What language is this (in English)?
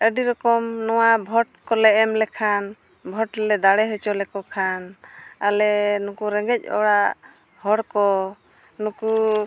Santali